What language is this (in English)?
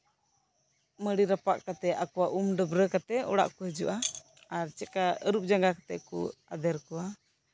Santali